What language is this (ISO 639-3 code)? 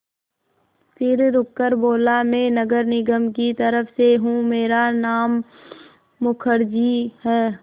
hin